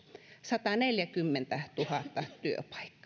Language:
Finnish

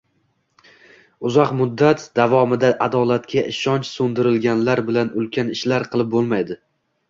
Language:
Uzbek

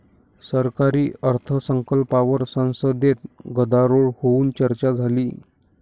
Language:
Marathi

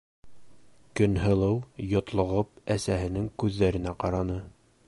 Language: Bashkir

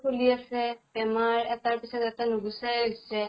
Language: Assamese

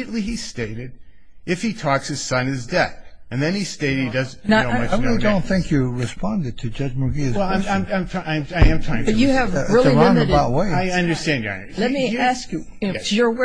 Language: English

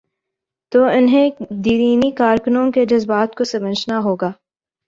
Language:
Urdu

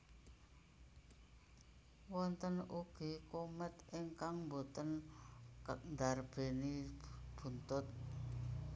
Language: Javanese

